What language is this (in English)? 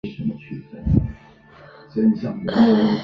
Chinese